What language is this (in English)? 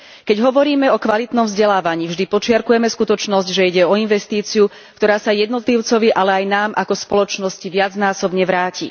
Slovak